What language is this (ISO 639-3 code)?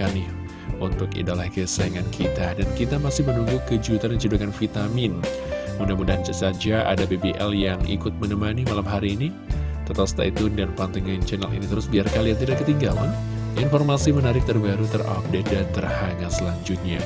ind